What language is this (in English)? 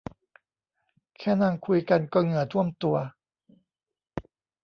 Thai